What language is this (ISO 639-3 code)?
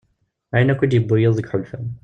kab